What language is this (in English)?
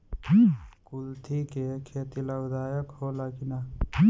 Bhojpuri